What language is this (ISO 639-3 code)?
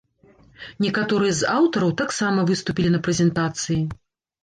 bel